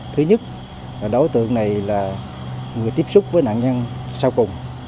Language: Vietnamese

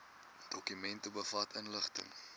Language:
Afrikaans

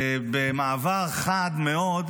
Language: Hebrew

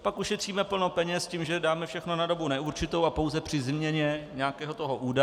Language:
Czech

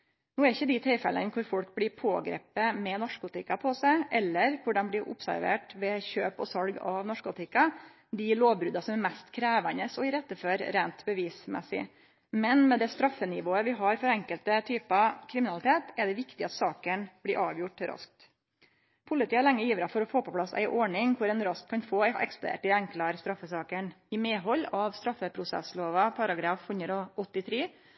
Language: Norwegian Nynorsk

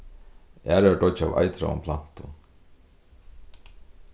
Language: Faroese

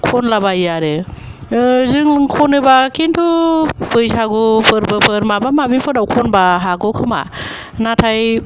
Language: Bodo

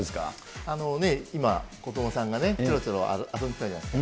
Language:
Japanese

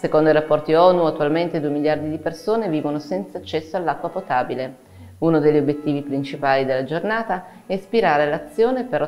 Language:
Italian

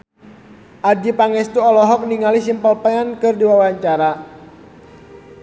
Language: Sundanese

